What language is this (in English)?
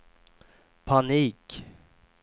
Swedish